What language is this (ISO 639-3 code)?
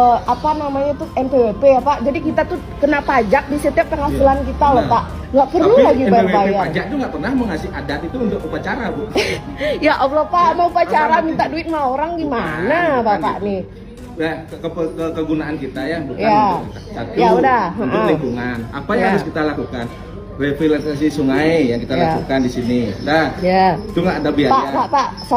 ind